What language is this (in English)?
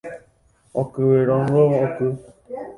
Guarani